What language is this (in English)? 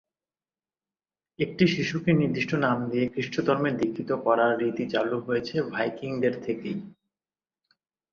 Bangla